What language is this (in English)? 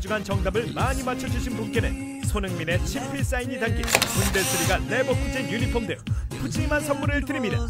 Korean